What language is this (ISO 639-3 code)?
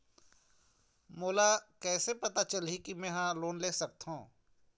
hne